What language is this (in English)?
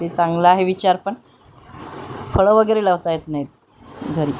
Marathi